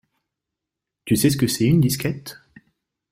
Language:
French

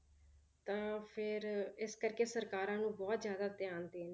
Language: Punjabi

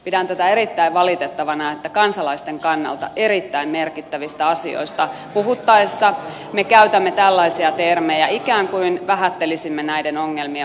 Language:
Finnish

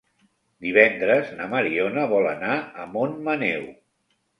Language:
Catalan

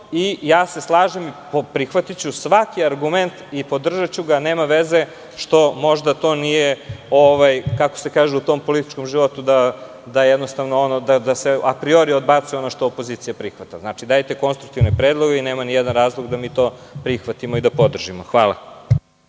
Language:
Serbian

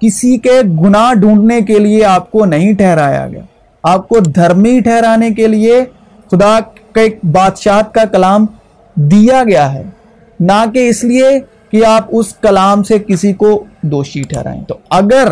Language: Urdu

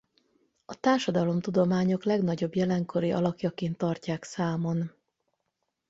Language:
Hungarian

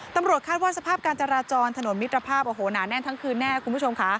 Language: Thai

